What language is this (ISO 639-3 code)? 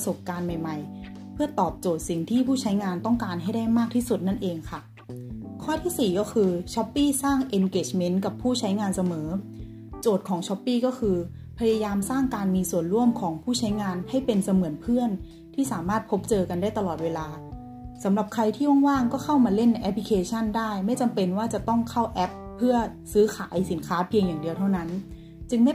tha